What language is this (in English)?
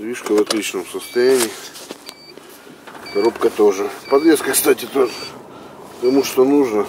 Russian